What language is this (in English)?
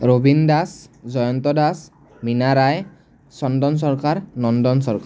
Assamese